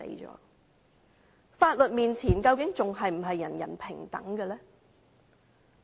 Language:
Cantonese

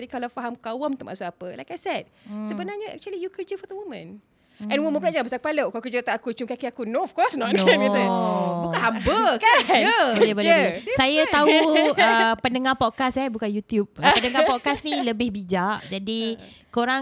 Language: Malay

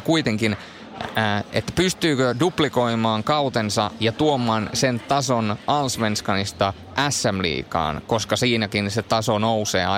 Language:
Finnish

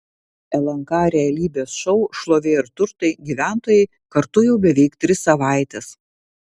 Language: Lithuanian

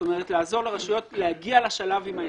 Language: Hebrew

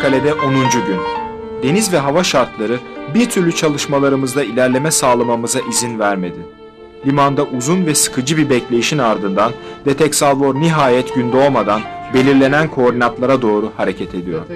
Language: Turkish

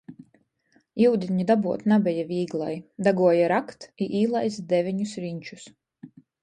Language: Latgalian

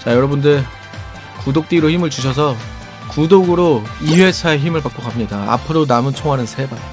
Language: Korean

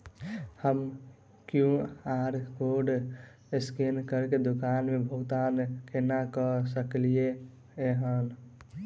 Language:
Maithili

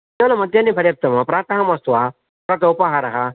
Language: Sanskrit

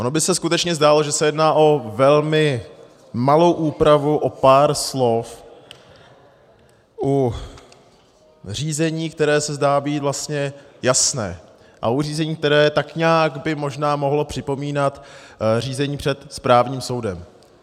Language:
Czech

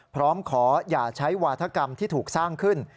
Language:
Thai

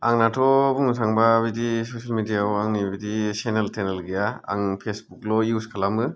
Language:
Bodo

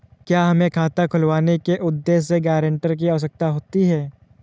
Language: Hindi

